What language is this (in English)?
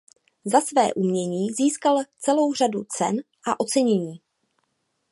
Czech